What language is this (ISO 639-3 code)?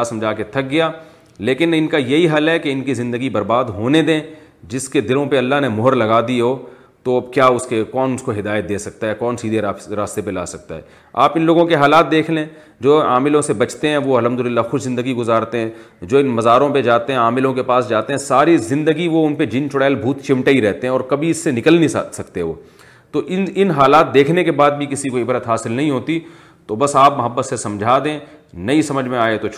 urd